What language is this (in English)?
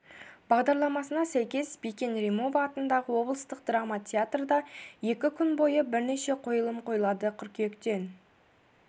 Kazakh